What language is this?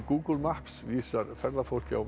Icelandic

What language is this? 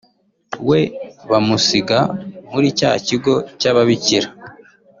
Kinyarwanda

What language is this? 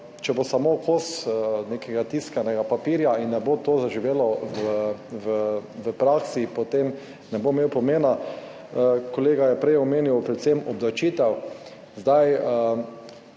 Slovenian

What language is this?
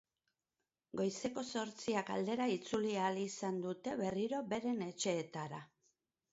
Basque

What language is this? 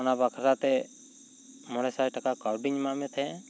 Santali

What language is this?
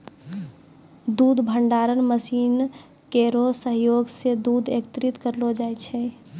Maithili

